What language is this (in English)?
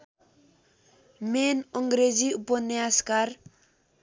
Nepali